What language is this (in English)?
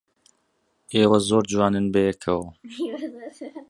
Central Kurdish